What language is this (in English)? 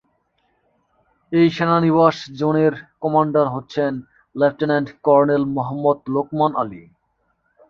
Bangla